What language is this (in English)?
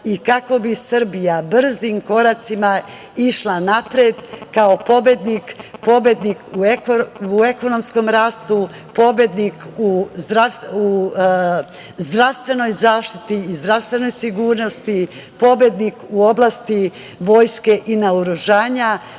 Serbian